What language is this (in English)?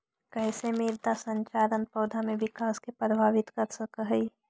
Magahi